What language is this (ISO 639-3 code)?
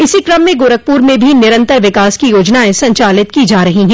hin